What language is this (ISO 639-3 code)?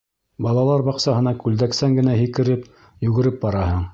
bak